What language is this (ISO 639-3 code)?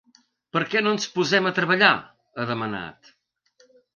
cat